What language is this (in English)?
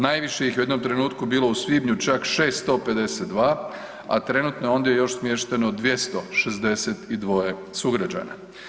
Croatian